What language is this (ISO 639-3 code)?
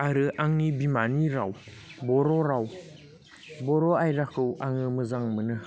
brx